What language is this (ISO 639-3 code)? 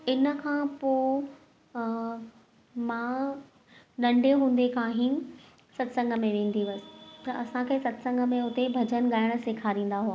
snd